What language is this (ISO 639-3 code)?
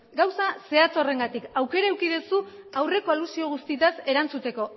eus